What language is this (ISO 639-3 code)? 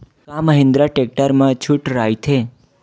hne